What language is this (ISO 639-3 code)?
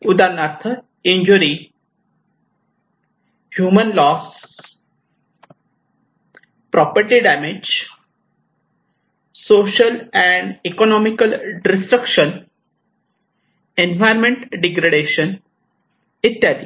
mar